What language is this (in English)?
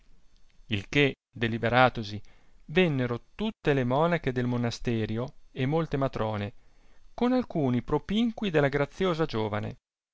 Italian